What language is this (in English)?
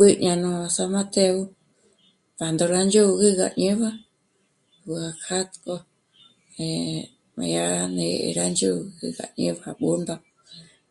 Michoacán Mazahua